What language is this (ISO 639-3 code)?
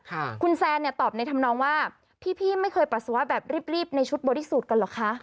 tha